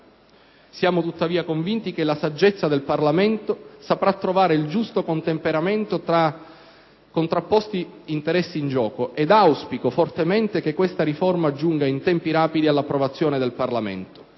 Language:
Italian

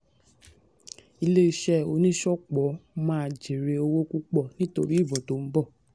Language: Yoruba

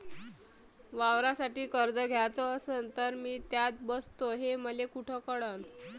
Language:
Marathi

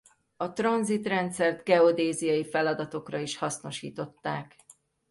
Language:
Hungarian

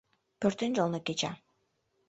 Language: Mari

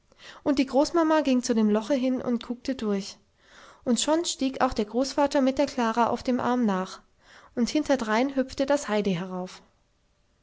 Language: German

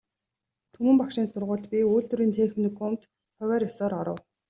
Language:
Mongolian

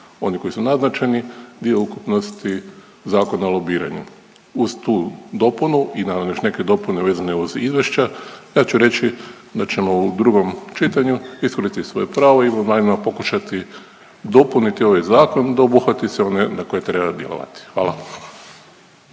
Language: Croatian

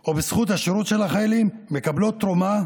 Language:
Hebrew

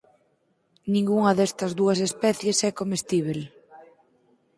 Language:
Galician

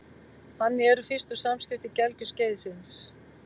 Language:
Icelandic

